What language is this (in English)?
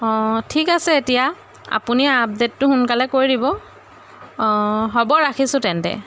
Assamese